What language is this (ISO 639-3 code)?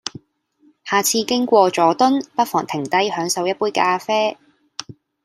yue